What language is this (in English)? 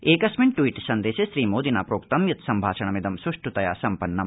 Sanskrit